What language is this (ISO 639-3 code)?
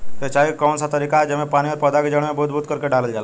bho